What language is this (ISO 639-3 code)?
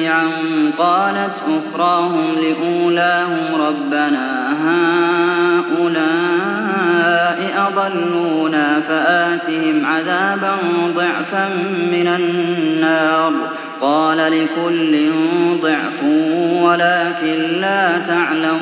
ara